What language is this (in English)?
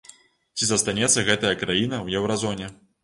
Belarusian